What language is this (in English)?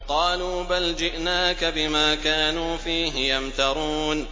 Arabic